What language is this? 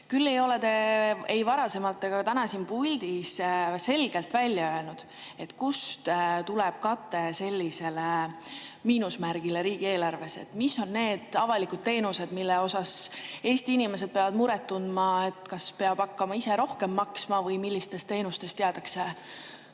Estonian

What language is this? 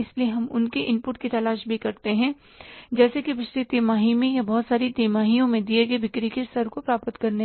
Hindi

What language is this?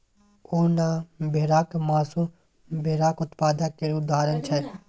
Maithili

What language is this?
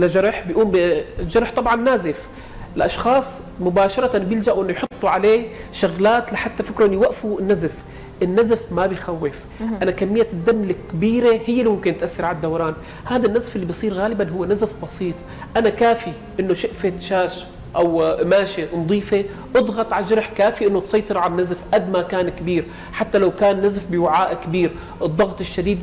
Arabic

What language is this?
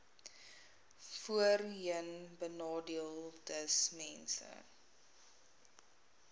Afrikaans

